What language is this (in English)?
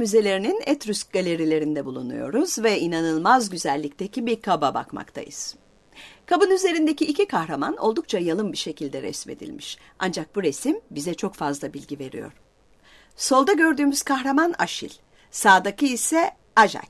Turkish